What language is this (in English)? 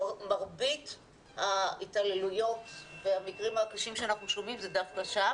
Hebrew